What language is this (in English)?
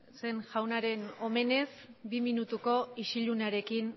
Basque